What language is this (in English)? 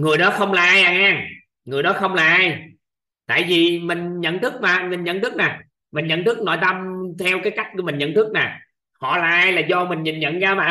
Vietnamese